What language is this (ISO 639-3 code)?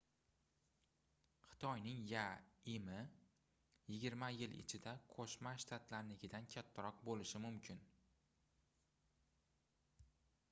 uzb